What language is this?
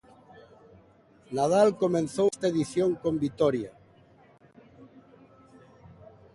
Galician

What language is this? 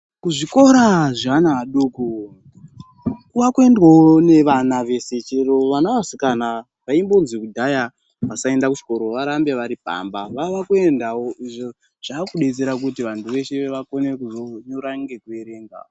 Ndau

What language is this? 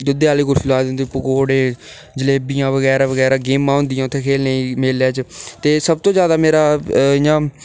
Dogri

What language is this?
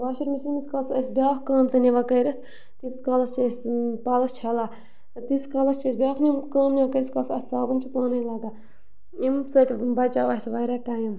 Kashmiri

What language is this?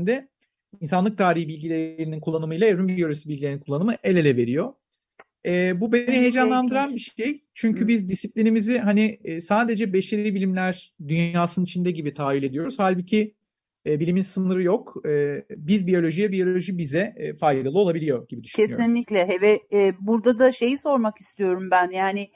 Turkish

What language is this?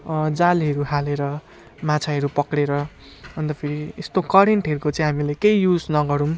Nepali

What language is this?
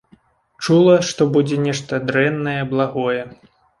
Belarusian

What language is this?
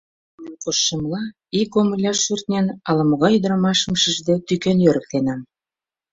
Mari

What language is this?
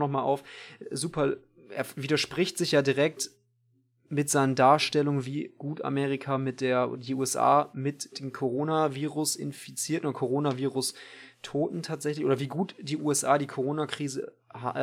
German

